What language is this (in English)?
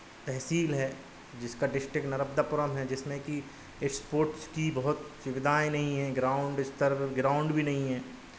Hindi